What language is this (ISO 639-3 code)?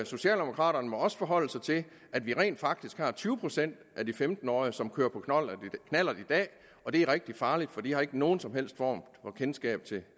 dan